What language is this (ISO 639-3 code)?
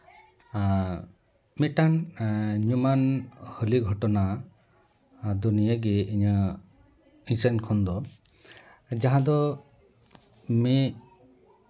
sat